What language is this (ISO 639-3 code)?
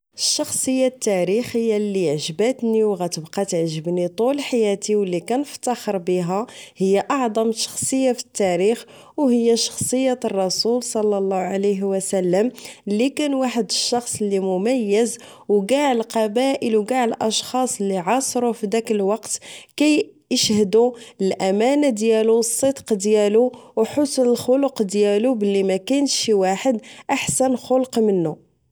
ary